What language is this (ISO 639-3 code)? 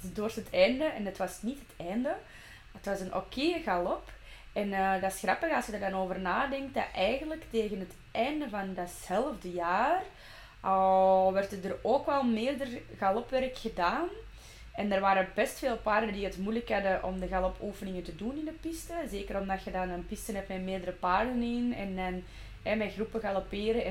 nld